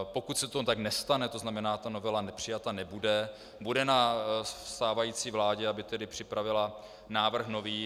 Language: Czech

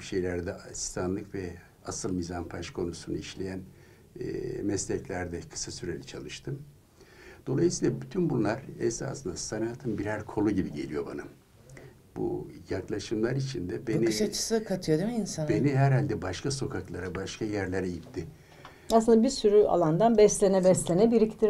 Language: Turkish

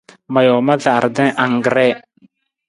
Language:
Nawdm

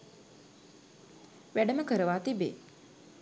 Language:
Sinhala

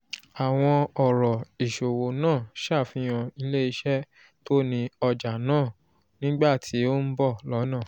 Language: Yoruba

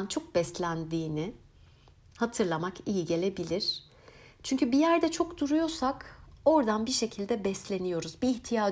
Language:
Turkish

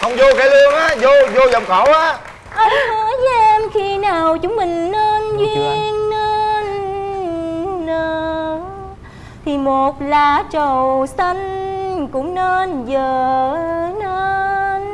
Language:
Vietnamese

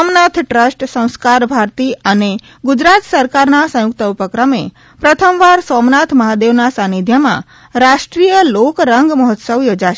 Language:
Gujarati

